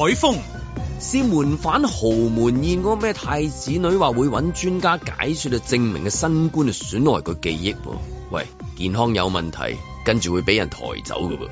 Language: Chinese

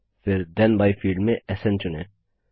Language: Hindi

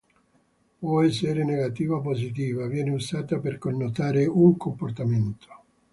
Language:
Italian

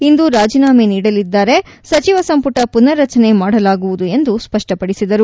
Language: Kannada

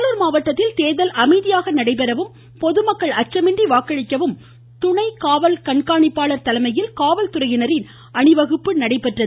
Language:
Tamil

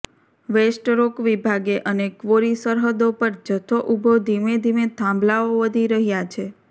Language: Gujarati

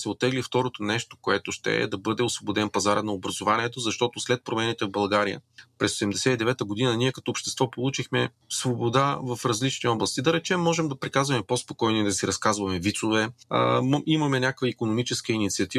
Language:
Bulgarian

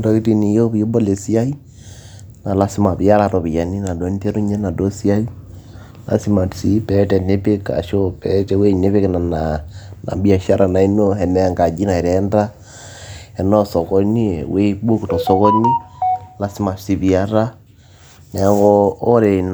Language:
Masai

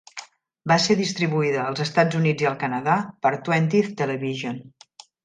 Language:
Catalan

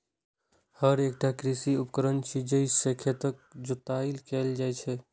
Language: Maithili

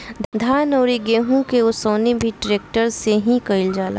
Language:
Bhojpuri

